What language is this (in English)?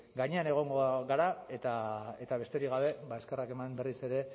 Basque